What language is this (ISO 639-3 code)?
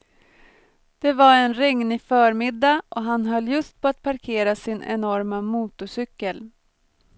swe